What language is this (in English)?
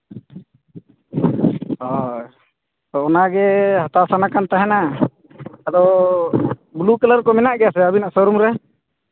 Santali